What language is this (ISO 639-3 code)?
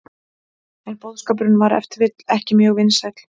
isl